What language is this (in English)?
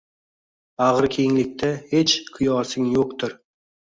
Uzbek